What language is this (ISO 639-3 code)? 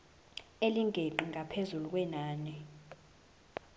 zul